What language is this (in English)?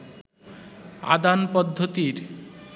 Bangla